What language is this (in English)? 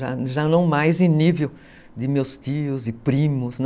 Portuguese